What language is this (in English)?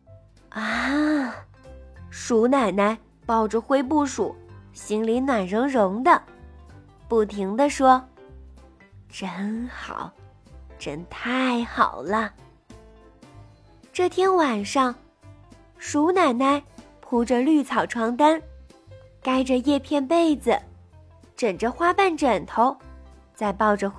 Chinese